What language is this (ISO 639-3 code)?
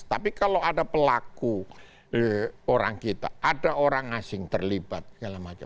ind